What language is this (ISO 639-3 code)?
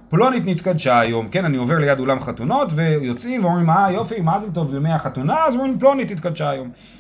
heb